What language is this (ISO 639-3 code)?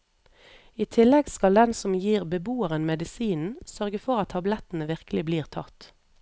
nor